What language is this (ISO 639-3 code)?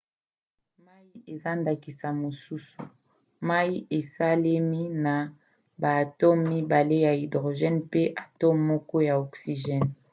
lin